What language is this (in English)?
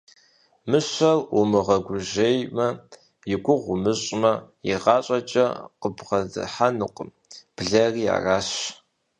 Kabardian